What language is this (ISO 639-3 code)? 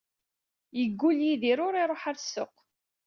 kab